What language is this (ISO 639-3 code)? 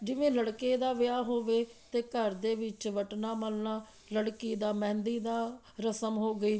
pan